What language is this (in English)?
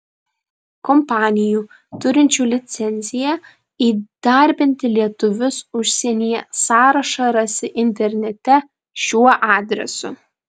Lithuanian